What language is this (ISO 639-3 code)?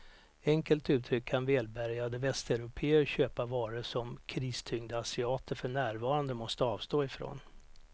swe